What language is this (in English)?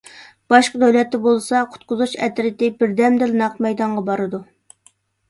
Uyghur